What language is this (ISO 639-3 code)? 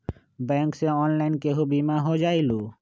mag